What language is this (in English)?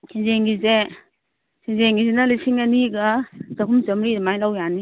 Manipuri